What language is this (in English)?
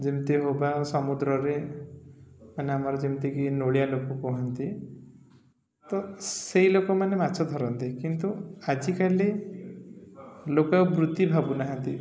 Odia